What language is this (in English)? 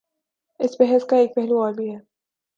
Urdu